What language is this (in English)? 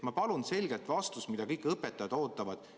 Estonian